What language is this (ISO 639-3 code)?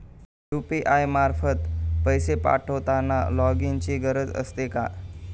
mar